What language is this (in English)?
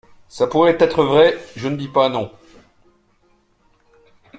French